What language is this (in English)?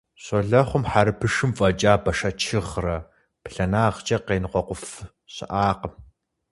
Kabardian